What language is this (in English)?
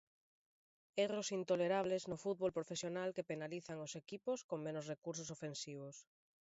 Galician